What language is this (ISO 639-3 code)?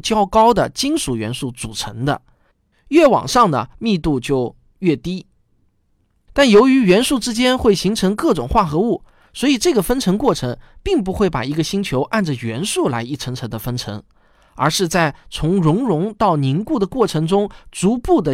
zho